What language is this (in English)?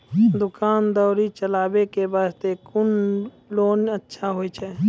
Maithili